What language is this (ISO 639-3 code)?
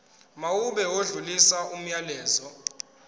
zul